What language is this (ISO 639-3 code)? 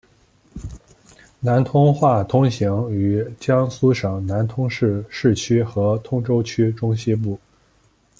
zho